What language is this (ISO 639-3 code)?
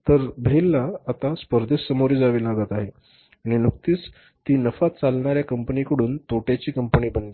mar